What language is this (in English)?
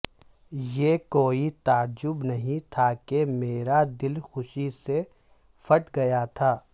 Urdu